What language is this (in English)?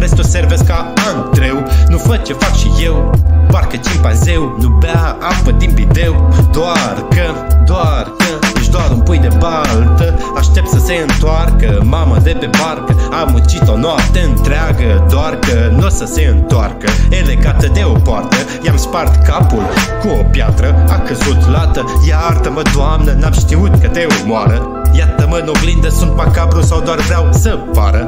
Romanian